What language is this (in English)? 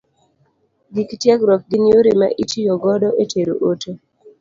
Luo (Kenya and Tanzania)